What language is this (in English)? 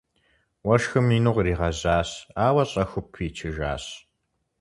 Kabardian